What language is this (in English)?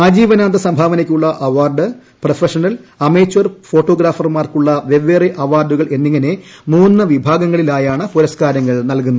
Malayalam